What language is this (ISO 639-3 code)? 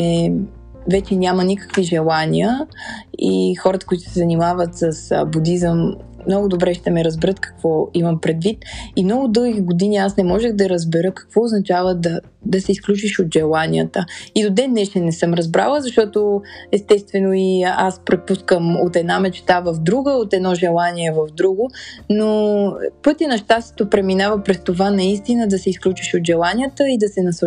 bul